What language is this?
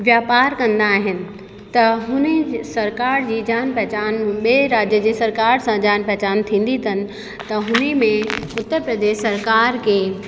Sindhi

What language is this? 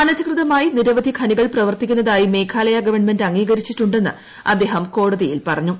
Malayalam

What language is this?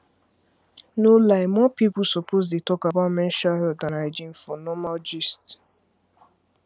Nigerian Pidgin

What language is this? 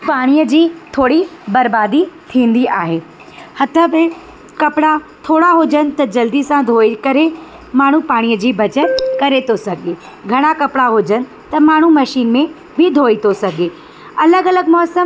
Sindhi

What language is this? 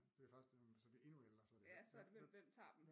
Danish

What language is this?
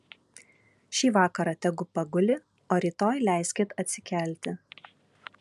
Lithuanian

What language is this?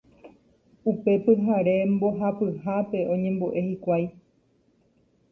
Guarani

